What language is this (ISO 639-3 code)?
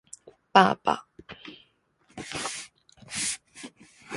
zho